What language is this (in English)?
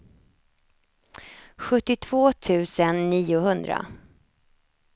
Swedish